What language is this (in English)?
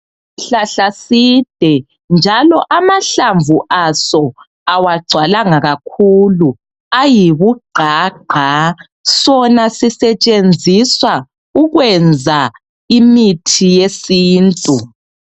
North Ndebele